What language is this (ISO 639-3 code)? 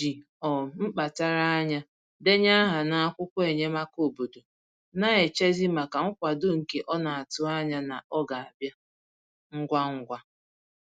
ibo